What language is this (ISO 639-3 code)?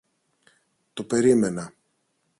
ell